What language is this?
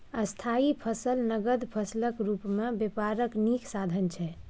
Maithili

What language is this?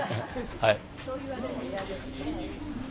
Japanese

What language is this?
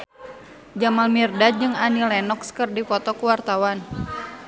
Sundanese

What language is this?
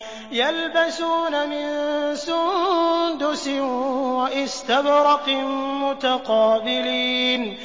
Arabic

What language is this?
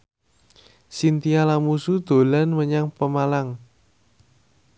Javanese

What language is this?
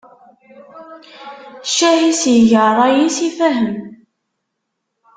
Kabyle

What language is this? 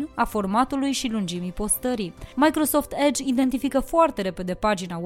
Romanian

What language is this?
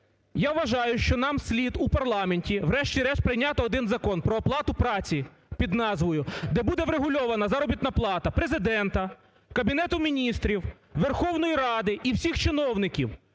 Ukrainian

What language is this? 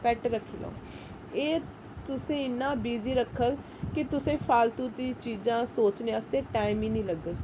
Dogri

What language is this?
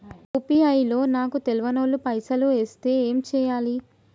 Telugu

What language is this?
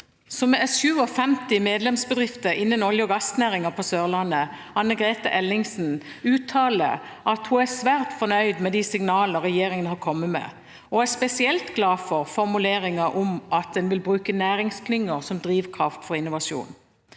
Norwegian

